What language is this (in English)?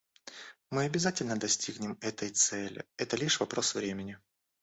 Russian